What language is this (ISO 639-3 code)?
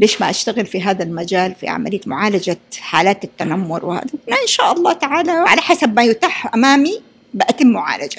ara